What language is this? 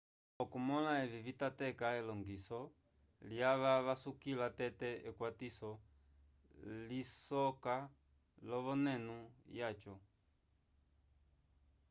Umbundu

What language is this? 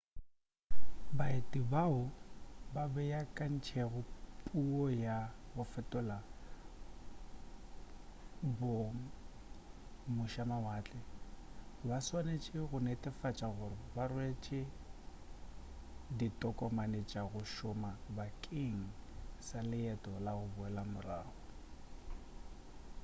Northern Sotho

